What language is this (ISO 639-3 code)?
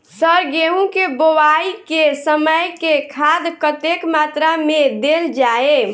mai